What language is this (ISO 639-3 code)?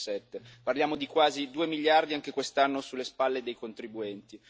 ita